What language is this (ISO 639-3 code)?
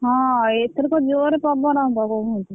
ori